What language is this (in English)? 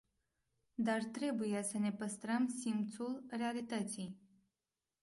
Romanian